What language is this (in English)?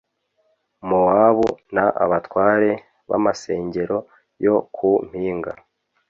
Kinyarwanda